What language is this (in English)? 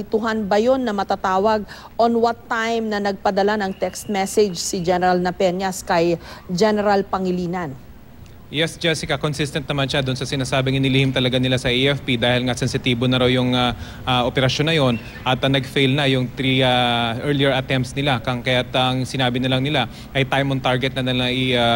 Filipino